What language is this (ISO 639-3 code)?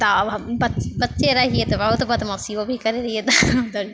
mai